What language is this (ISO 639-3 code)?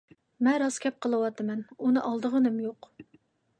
uig